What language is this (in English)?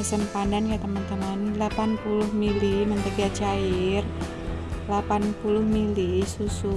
Indonesian